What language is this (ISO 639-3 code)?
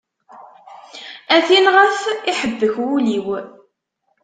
kab